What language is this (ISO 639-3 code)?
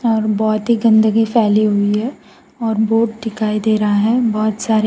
hin